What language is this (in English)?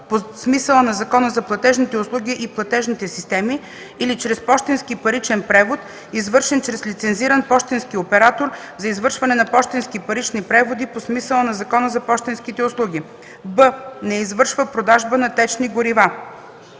Bulgarian